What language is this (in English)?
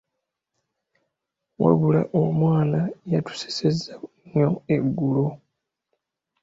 Ganda